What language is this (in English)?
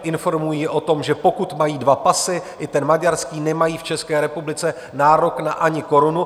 Czech